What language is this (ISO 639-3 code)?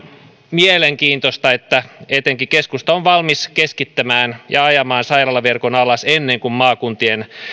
fin